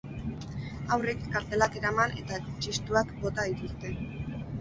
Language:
Basque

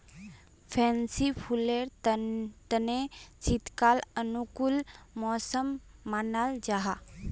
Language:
Magahi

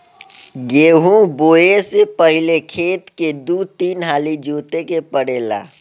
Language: Bhojpuri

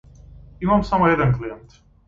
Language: Macedonian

